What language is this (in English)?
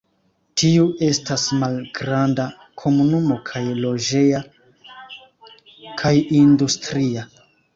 Esperanto